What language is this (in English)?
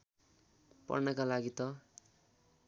Nepali